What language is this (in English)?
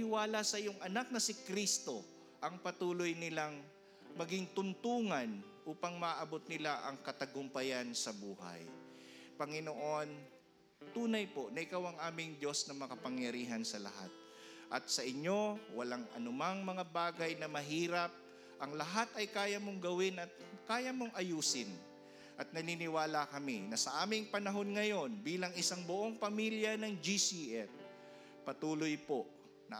Filipino